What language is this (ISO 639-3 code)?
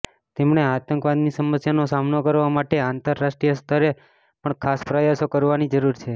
guj